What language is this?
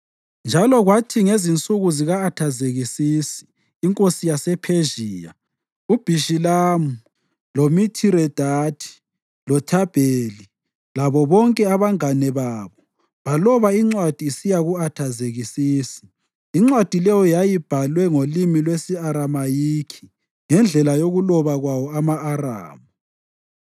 North Ndebele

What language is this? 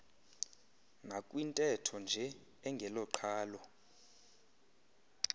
Xhosa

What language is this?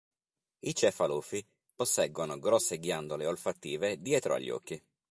Italian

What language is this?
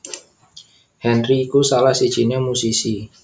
Javanese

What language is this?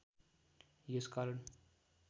Nepali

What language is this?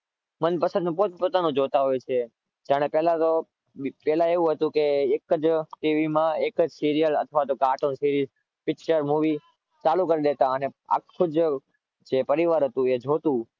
Gujarati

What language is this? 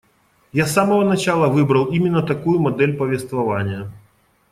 Russian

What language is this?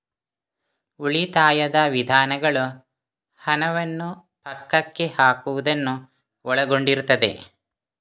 Kannada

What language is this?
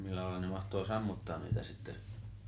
Finnish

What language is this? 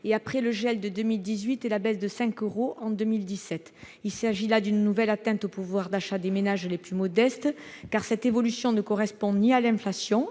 French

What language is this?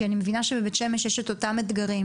Hebrew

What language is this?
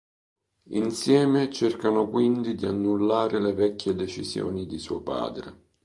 Italian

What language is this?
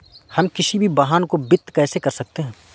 Hindi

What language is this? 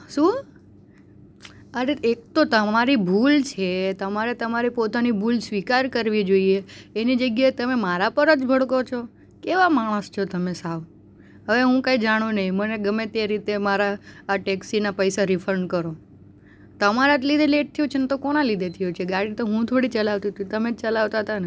Gujarati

